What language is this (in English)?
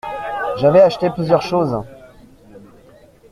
French